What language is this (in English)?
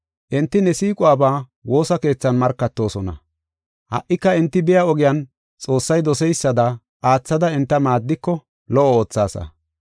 Gofa